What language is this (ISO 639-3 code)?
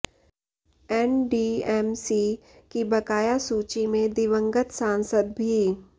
hin